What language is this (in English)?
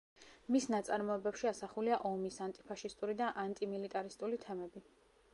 Georgian